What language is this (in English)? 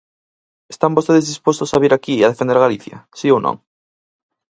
Galician